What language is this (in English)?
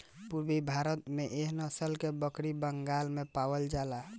Bhojpuri